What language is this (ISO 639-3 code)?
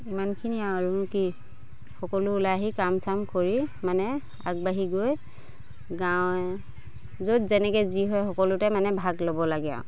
asm